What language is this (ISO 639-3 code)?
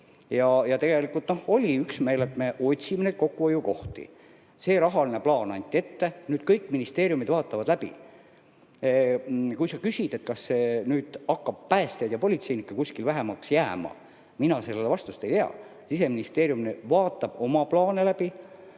est